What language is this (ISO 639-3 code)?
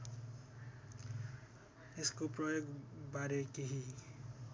nep